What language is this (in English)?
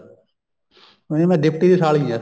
Punjabi